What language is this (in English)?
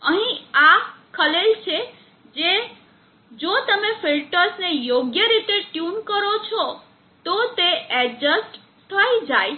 Gujarati